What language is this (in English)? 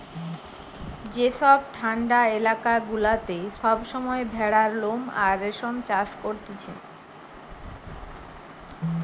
Bangla